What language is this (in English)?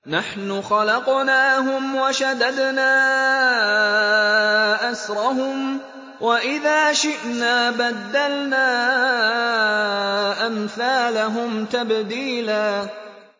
Arabic